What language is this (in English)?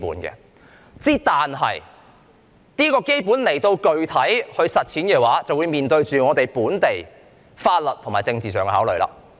Cantonese